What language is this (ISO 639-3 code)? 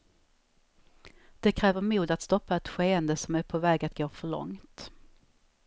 swe